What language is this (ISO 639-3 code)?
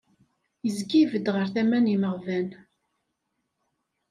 kab